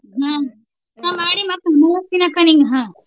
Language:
Kannada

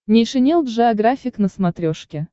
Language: Russian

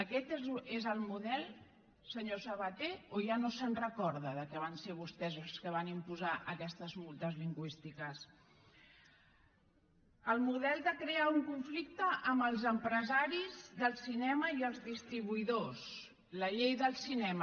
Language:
Catalan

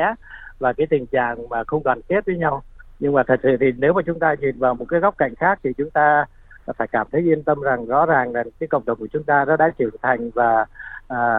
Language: Vietnamese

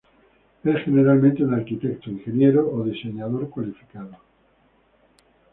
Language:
Spanish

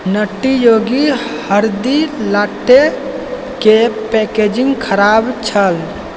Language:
Maithili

